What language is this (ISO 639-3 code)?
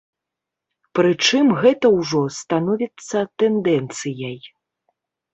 bel